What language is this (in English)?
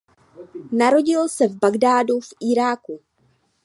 Czech